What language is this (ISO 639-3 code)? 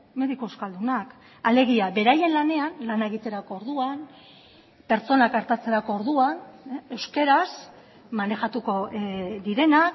eus